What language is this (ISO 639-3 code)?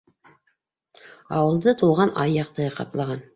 bak